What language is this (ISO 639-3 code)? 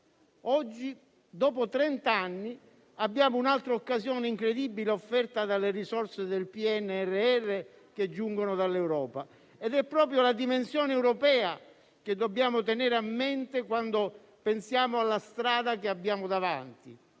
ita